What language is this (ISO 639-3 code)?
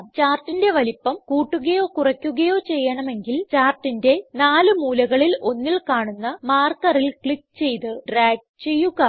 mal